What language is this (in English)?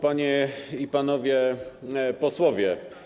Polish